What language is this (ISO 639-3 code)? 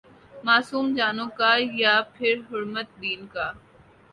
urd